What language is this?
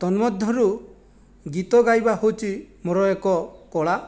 Odia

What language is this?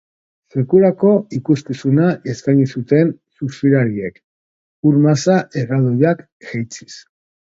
Basque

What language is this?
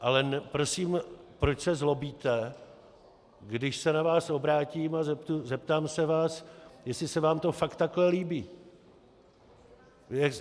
Czech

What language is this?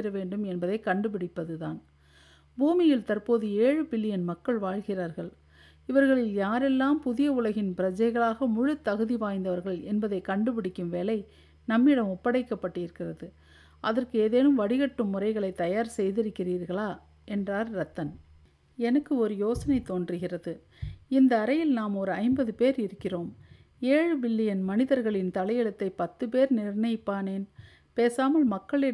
Tamil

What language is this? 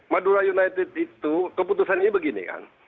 Indonesian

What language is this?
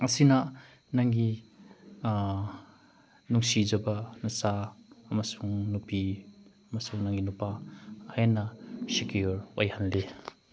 Manipuri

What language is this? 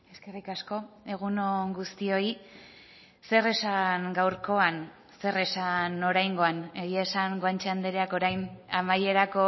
Basque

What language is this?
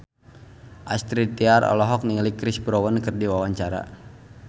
Sundanese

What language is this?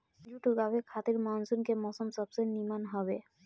Bhojpuri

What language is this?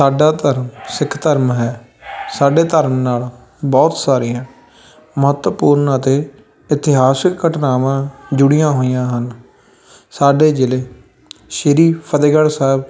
Punjabi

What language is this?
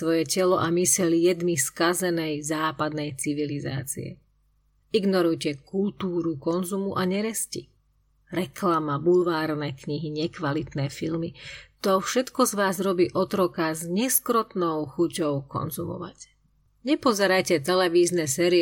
Slovak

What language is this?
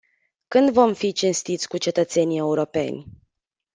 Romanian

